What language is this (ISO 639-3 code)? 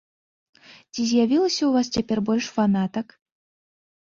bel